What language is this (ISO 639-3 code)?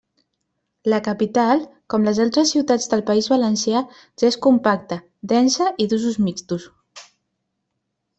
cat